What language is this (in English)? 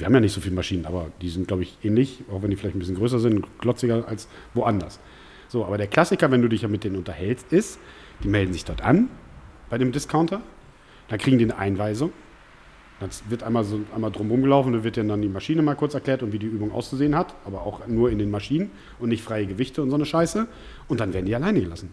German